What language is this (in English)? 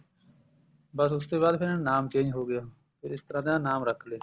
Punjabi